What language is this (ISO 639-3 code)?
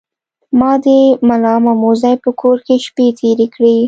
pus